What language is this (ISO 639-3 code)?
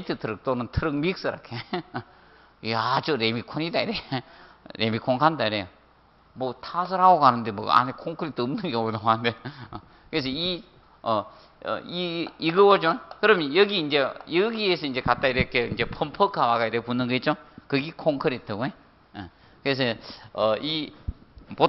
kor